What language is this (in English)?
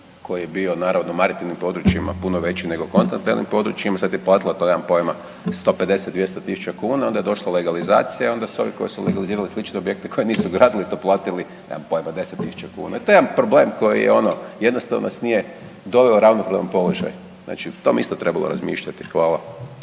Croatian